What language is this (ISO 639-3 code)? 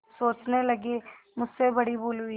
hin